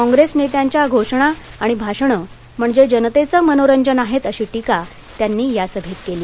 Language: Marathi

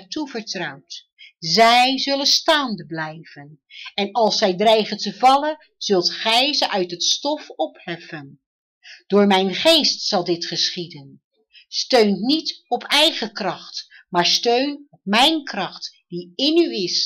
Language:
Dutch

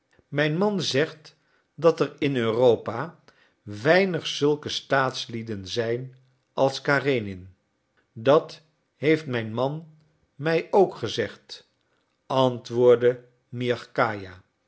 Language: Dutch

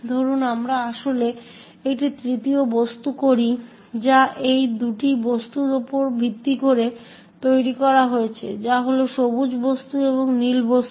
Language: Bangla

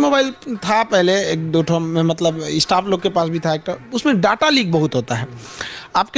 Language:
Hindi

